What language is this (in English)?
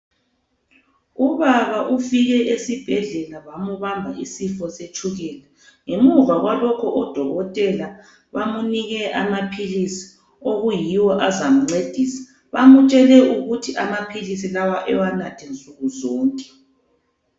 North Ndebele